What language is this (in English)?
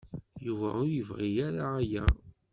Kabyle